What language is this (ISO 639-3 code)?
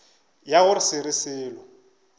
nso